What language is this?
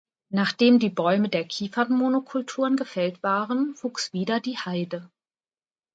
German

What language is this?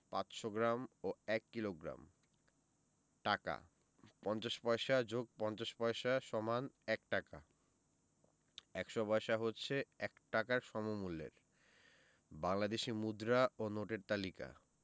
Bangla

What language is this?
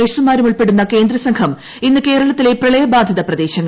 Malayalam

